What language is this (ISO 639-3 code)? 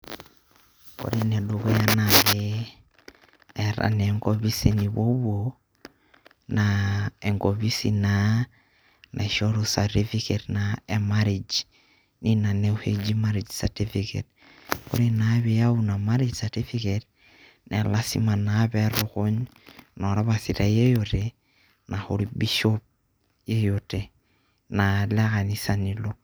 mas